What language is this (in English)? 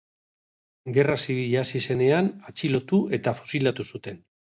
Basque